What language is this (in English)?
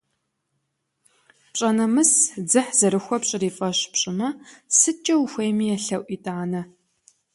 Kabardian